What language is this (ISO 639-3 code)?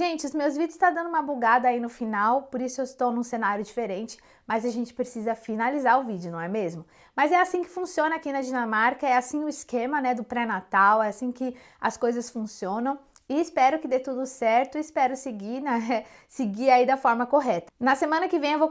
por